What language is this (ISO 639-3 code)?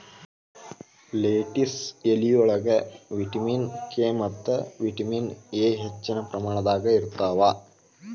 kan